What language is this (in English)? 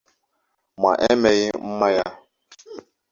Igbo